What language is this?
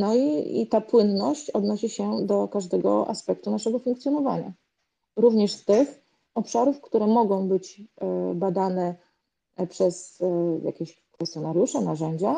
Polish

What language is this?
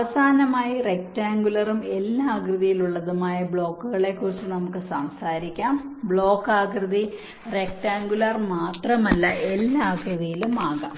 Malayalam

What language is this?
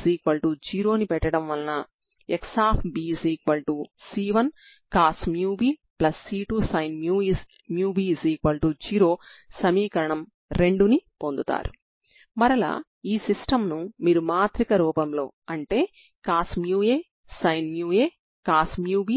Telugu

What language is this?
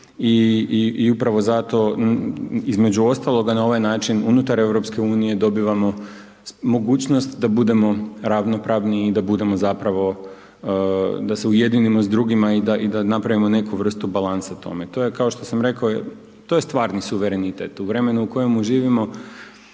Croatian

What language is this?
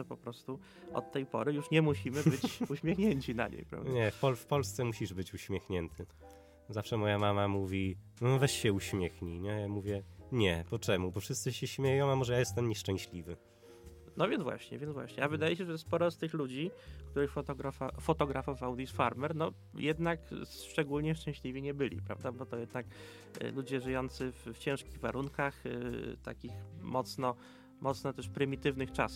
Polish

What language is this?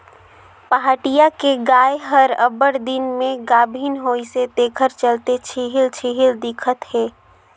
Chhattisgarhi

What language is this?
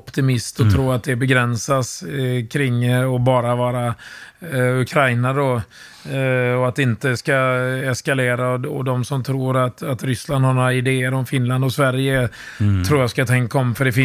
Swedish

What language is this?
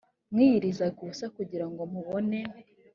Kinyarwanda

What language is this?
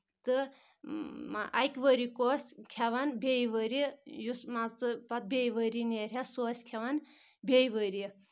Kashmiri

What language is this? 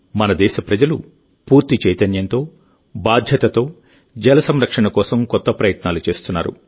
Telugu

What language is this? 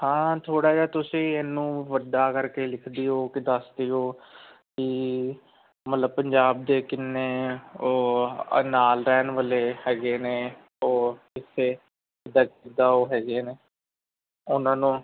Punjabi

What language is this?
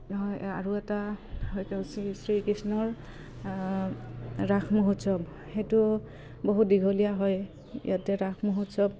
Assamese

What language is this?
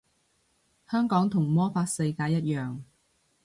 Cantonese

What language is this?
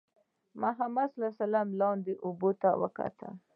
Pashto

